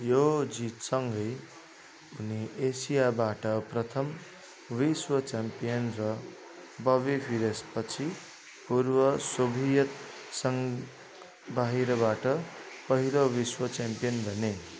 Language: Nepali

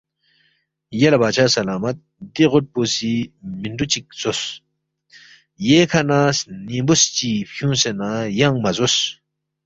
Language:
Balti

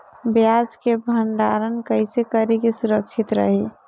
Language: Bhojpuri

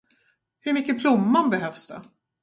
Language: Swedish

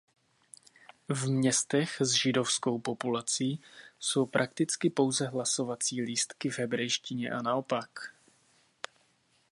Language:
Czech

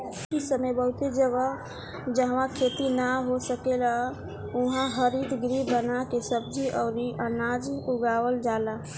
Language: Bhojpuri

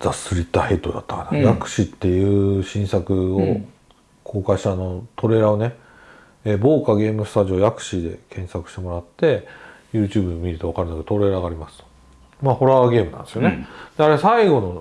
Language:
Japanese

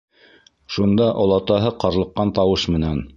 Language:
Bashkir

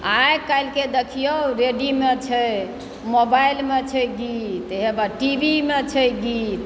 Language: Maithili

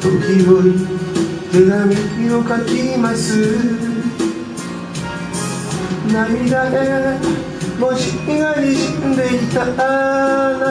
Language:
Korean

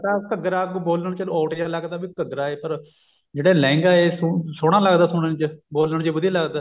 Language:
Punjabi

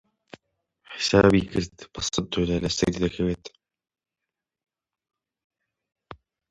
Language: Central Kurdish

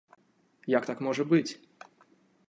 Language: Belarusian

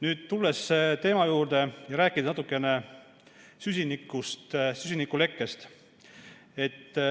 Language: Estonian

